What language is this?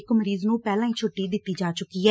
Punjabi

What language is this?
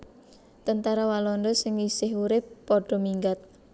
Javanese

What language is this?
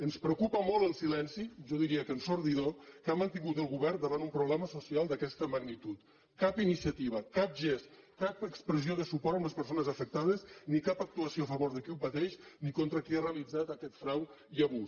Catalan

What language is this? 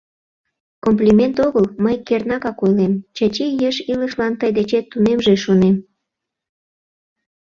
Mari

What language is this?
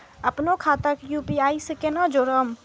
Maithili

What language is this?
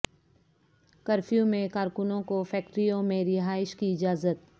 Urdu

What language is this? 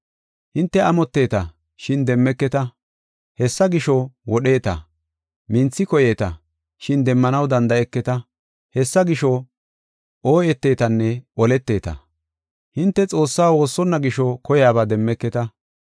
Gofa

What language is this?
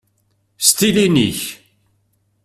Kabyle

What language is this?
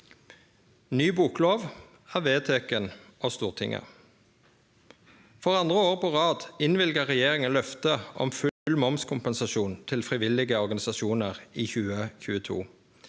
Norwegian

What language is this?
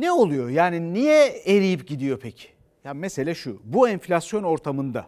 Turkish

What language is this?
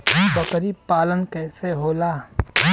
Bhojpuri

